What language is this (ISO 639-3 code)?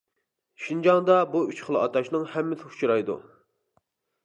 uig